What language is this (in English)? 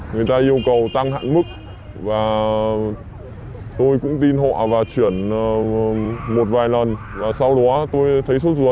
Vietnamese